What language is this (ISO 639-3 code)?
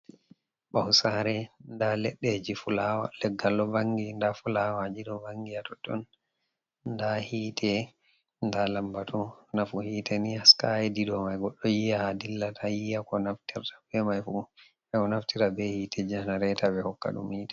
ful